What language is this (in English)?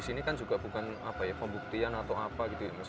Indonesian